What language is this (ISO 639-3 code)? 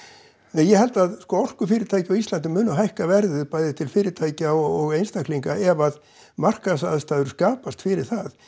isl